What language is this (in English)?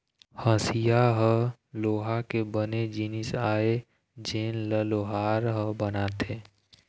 Chhattisgarhi